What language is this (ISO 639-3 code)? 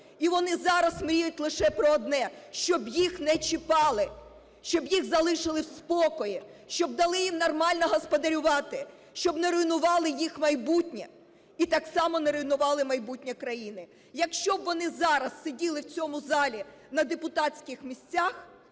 ukr